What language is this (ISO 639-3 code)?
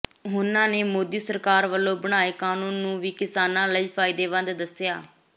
pan